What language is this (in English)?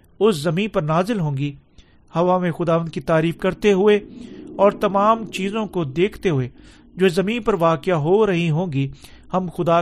Urdu